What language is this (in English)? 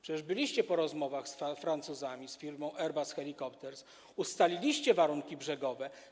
Polish